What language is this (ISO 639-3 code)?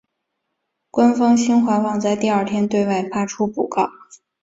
zho